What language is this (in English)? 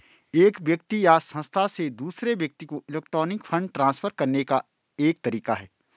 Hindi